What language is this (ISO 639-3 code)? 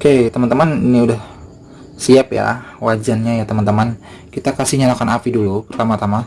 ind